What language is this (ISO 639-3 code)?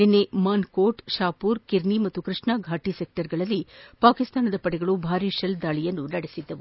kan